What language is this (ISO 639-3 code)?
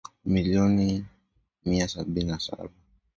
swa